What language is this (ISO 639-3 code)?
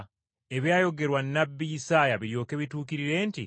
lug